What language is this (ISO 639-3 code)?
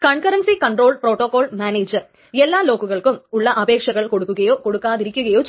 mal